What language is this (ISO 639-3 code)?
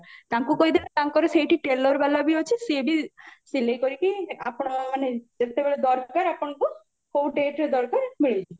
ori